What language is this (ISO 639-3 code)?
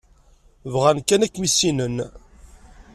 kab